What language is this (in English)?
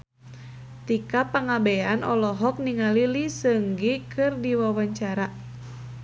Sundanese